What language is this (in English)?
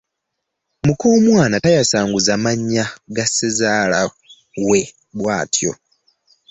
Ganda